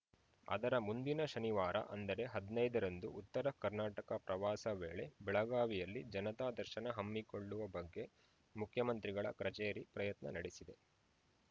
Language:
Kannada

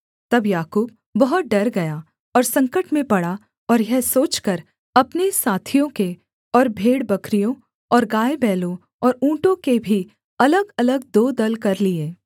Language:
Hindi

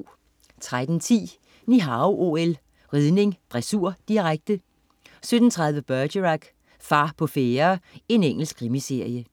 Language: Danish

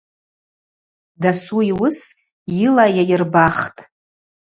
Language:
Abaza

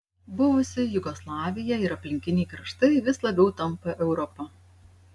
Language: Lithuanian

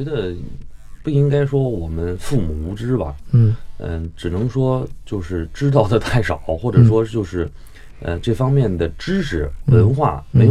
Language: Chinese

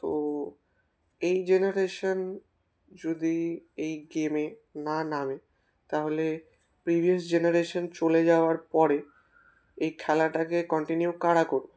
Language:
Bangla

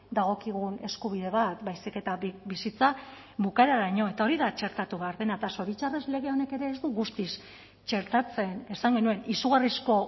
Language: Basque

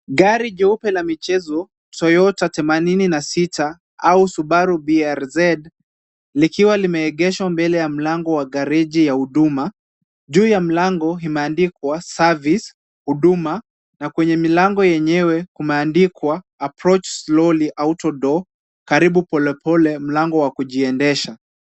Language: Swahili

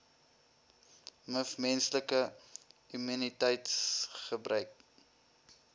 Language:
Afrikaans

